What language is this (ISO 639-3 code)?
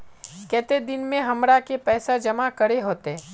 mag